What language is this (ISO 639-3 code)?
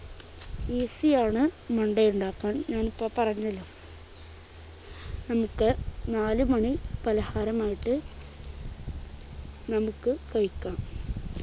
mal